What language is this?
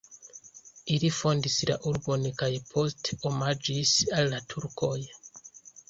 Esperanto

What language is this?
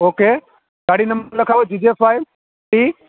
Gujarati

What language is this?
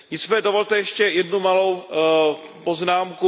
Czech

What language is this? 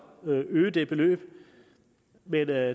Danish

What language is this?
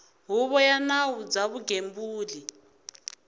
Tsonga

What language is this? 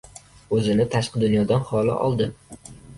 Uzbek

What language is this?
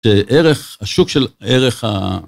Hebrew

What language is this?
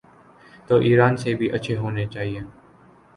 Urdu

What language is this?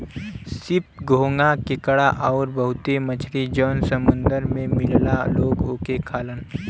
Bhojpuri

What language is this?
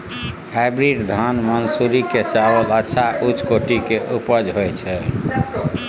Maithili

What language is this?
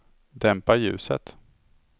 Swedish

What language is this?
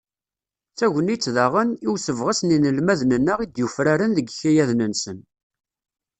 Kabyle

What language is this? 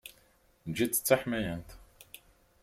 Kabyle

